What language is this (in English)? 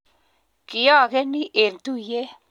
Kalenjin